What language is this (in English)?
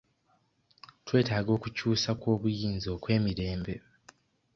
Ganda